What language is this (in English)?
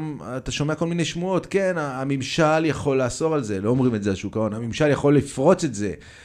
Hebrew